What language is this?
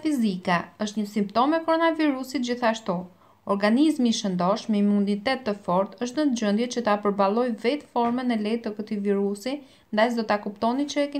Romanian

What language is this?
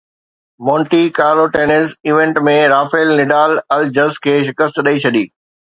Sindhi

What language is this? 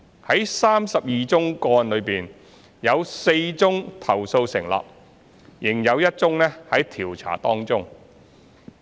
Cantonese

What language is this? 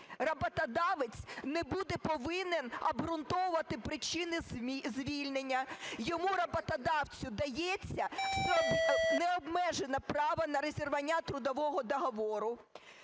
Ukrainian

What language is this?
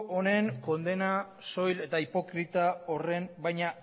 Basque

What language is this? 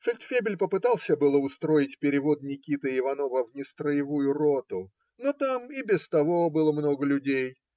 Russian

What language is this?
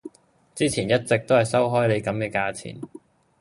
Cantonese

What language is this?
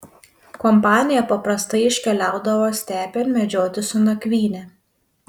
Lithuanian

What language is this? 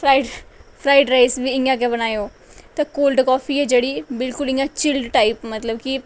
Dogri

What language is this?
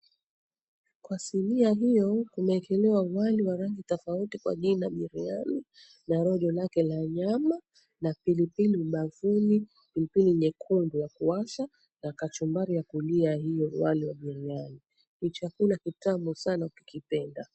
Swahili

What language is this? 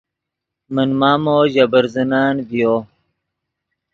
Yidgha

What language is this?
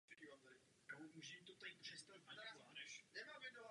Czech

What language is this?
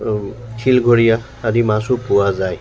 Assamese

